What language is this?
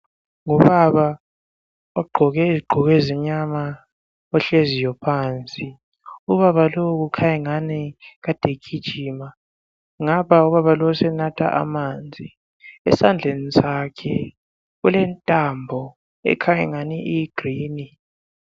North Ndebele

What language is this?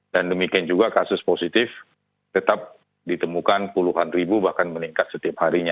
Indonesian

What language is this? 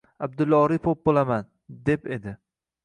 Uzbek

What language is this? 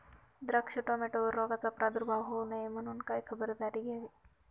Marathi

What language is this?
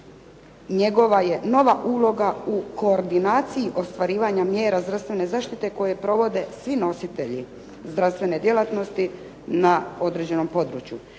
Croatian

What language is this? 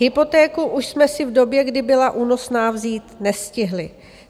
Czech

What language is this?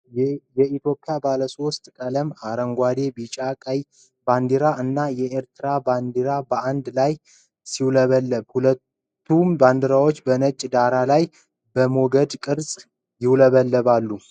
Amharic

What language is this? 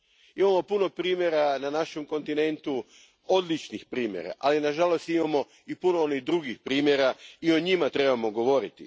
Croatian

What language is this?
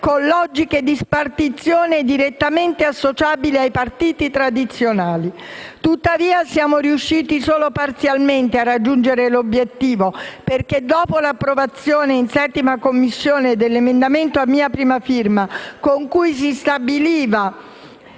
Italian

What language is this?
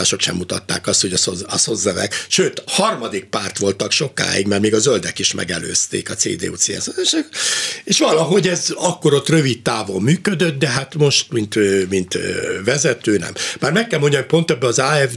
Hungarian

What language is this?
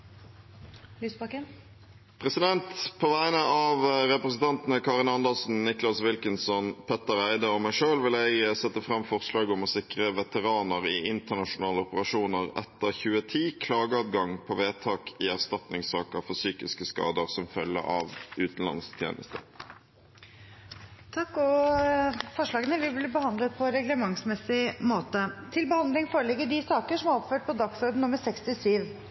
Norwegian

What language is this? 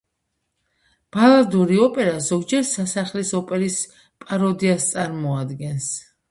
Georgian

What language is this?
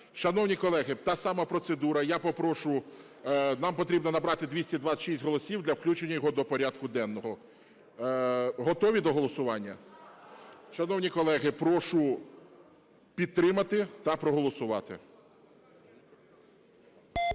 Ukrainian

